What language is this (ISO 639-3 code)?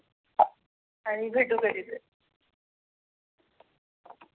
mar